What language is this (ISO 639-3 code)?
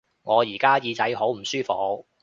yue